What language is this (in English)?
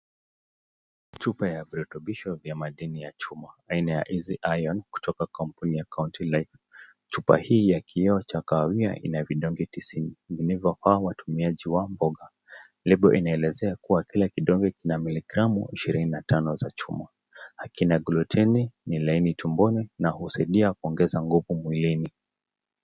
Swahili